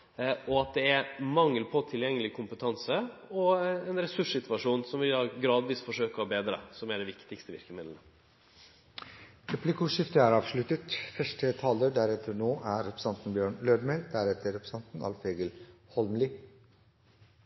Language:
Norwegian Nynorsk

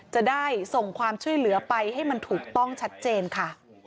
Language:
Thai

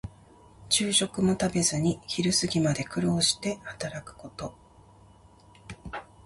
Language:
Japanese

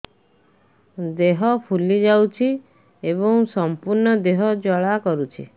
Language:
Odia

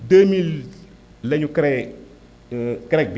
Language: Wolof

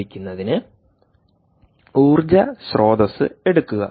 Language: Malayalam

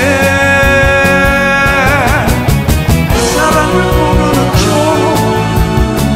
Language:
Korean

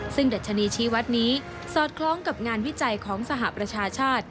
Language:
Thai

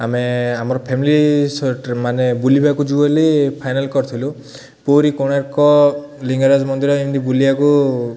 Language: Odia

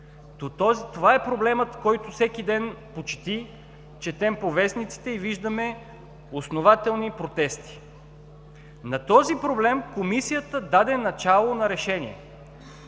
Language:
Bulgarian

